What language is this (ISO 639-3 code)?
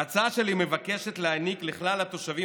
heb